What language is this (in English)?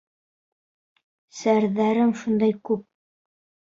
Bashkir